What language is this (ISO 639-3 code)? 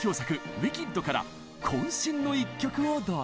jpn